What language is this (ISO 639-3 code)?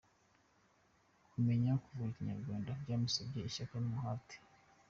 kin